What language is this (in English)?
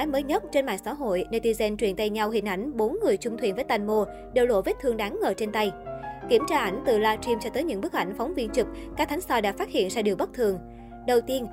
Vietnamese